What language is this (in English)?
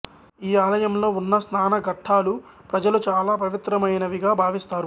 Telugu